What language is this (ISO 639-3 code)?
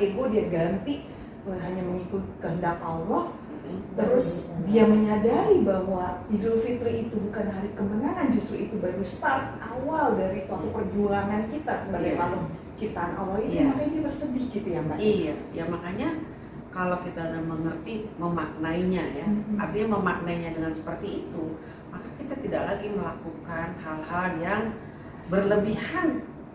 ind